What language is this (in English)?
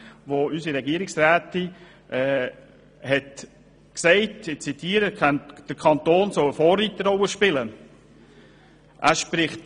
Swiss German